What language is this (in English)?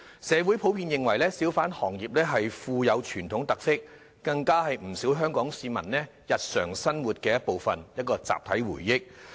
Cantonese